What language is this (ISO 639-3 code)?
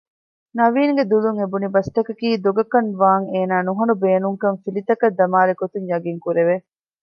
div